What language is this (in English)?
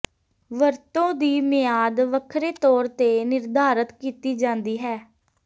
Punjabi